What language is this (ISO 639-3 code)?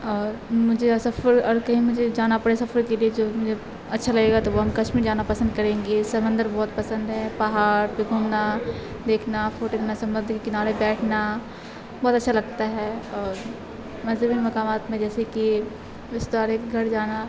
urd